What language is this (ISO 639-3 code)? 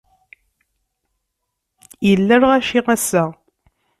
kab